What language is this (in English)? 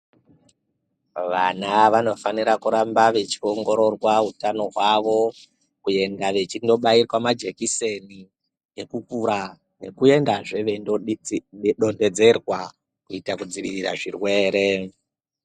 Ndau